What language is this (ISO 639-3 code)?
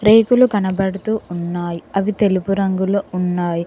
tel